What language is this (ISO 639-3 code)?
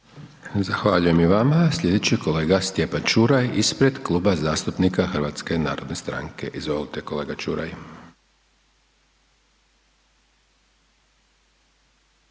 hrv